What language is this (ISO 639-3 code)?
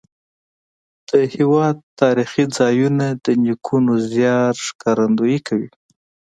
pus